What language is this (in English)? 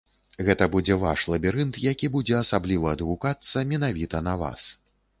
Belarusian